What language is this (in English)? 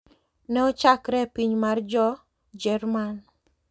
Luo (Kenya and Tanzania)